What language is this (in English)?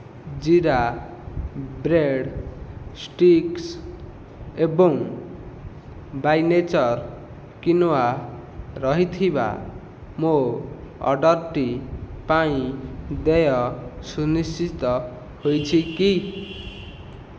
Odia